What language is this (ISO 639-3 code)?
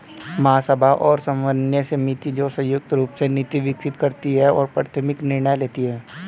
hin